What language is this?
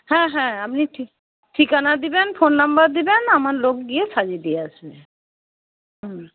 Bangla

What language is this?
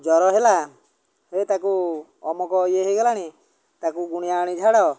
Odia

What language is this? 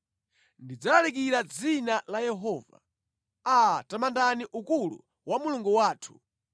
Nyanja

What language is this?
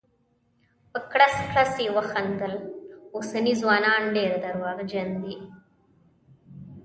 Pashto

